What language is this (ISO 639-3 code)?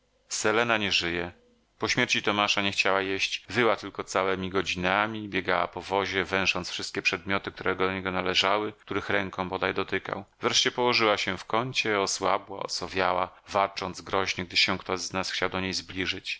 pol